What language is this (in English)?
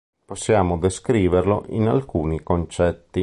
Italian